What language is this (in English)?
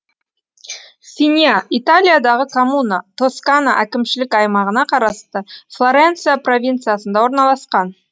Kazakh